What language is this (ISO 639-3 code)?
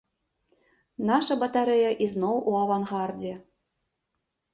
bel